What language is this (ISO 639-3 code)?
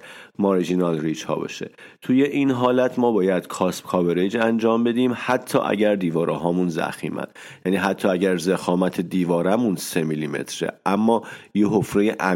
fas